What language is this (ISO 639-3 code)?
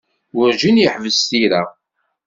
kab